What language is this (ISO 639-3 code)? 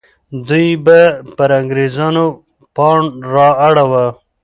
pus